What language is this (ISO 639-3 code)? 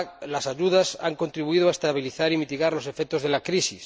spa